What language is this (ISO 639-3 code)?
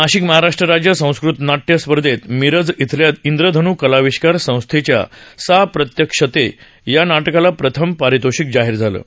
mar